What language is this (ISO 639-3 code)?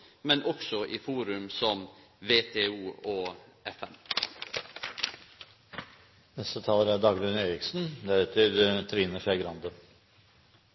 nno